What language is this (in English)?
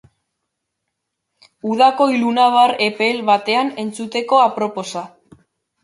Basque